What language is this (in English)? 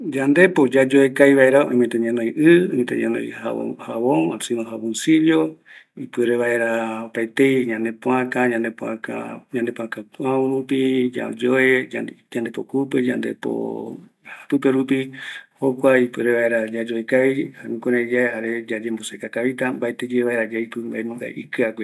Eastern Bolivian Guaraní